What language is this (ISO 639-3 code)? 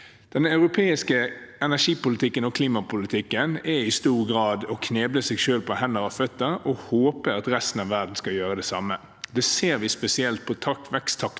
nor